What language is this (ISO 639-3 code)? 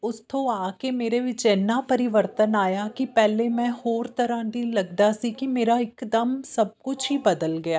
pan